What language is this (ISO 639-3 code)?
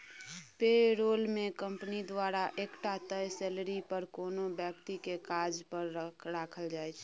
mai